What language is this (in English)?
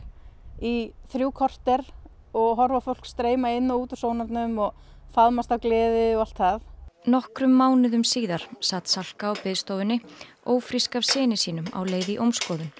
Icelandic